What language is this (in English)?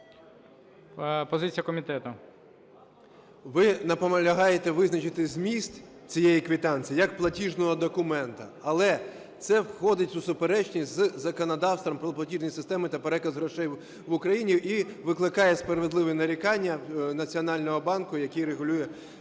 Ukrainian